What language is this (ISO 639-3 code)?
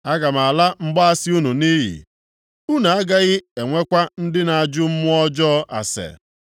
ibo